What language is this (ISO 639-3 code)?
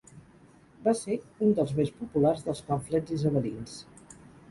cat